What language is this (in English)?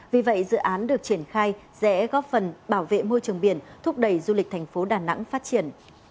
Vietnamese